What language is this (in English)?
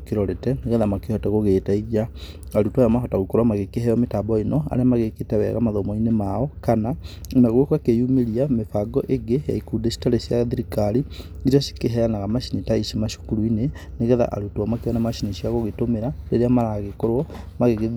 Kikuyu